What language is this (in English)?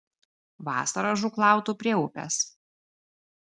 Lithuanian